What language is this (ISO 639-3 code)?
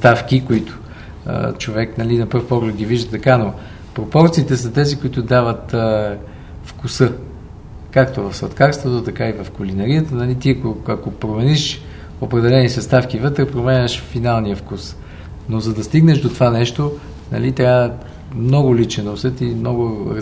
bul